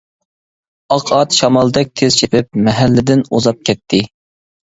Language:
Uyghur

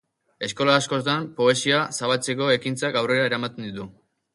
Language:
Basque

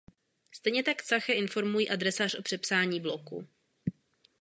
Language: Czech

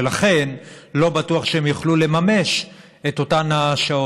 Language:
Hebrew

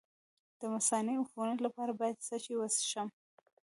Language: Pashto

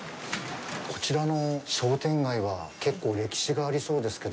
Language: Japanese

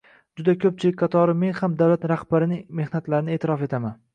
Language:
Uzbek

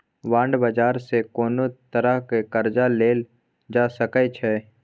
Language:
Maithili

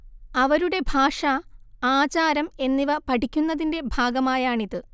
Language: Malayalam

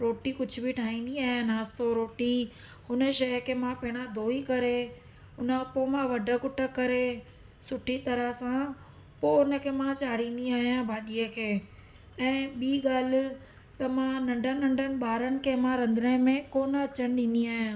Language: Sindhi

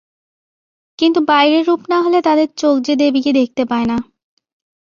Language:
Bangla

